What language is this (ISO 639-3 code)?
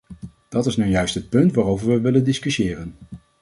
nld